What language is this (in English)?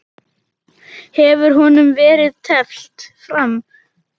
Icelandic